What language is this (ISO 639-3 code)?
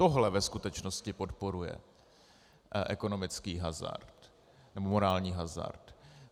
ces